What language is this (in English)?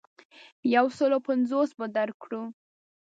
Pashto